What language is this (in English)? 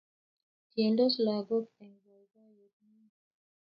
Kalenjin